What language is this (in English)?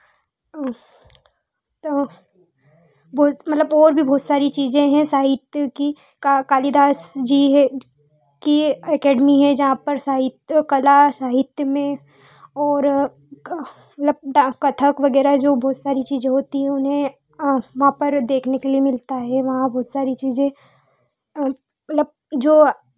Hindi